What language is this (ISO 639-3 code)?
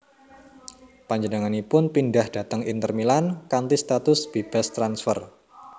jav